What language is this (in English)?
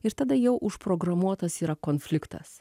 Lithuanian